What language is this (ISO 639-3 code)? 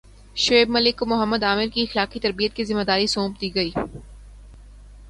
urd